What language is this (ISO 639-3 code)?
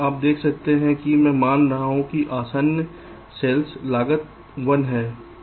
hin